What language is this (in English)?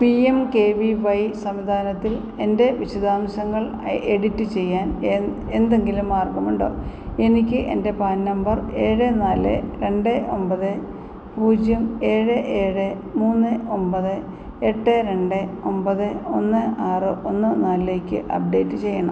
Malayalam